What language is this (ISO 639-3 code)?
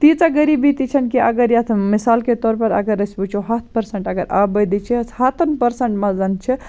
kas